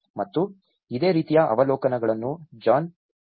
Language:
Kannada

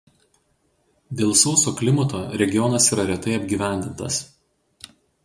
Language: Lithuanian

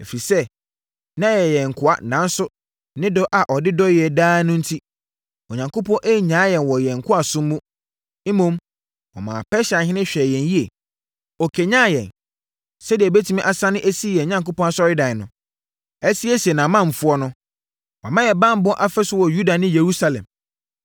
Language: Akan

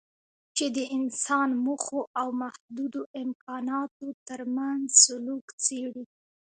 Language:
Pashto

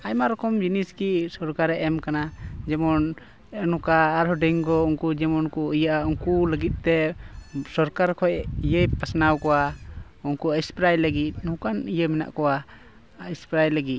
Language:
Santali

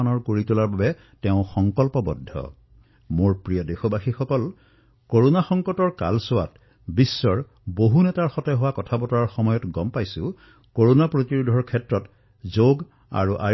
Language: Assamese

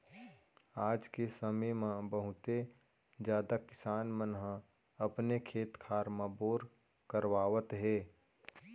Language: Chhattisgarhi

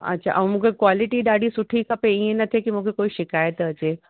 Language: Sindhi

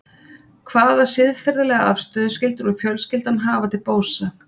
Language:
Icelandic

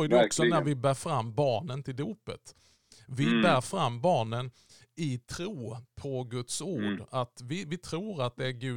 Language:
Swedish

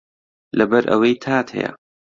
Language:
Central Kurdish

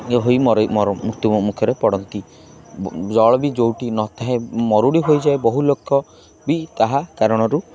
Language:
Odia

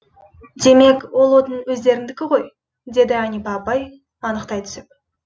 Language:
Kazakh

